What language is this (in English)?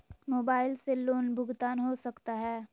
Magahi